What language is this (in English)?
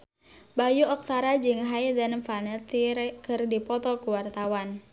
Sundanese